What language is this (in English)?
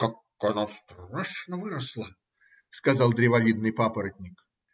Russian